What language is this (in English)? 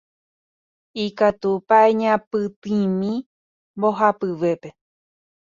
Guarani